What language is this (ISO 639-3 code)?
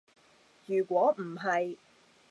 yue